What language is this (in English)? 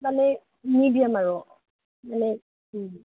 Assamese